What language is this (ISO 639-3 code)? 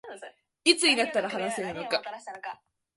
jpn